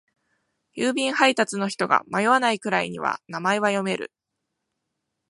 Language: Japanese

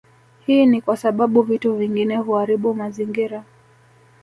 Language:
Swahili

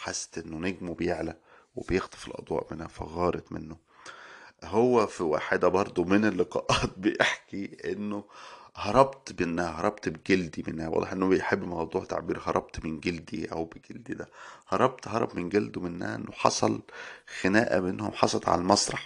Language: Arabic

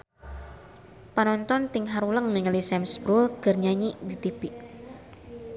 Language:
Sundanese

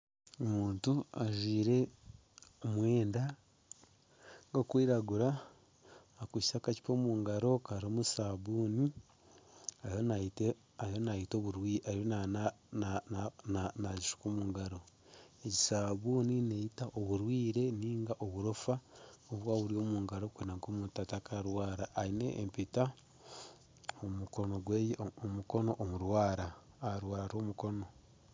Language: Nyankole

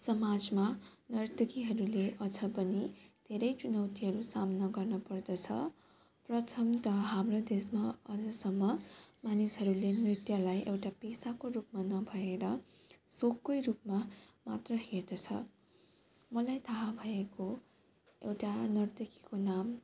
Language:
Nepali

